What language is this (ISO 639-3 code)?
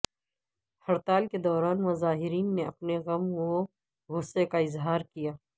urd